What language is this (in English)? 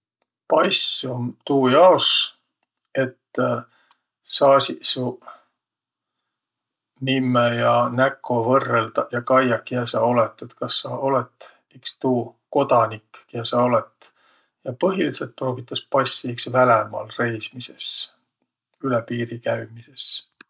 Võro